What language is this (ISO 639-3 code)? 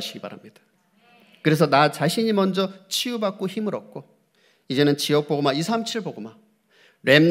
kor